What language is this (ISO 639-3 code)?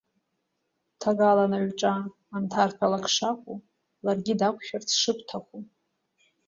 abk